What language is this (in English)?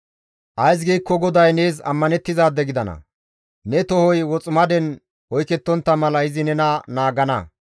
Gamo